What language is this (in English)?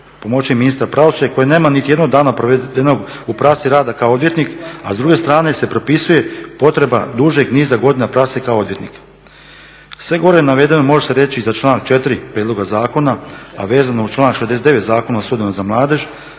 Croatian